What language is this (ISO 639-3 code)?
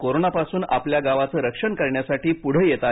mar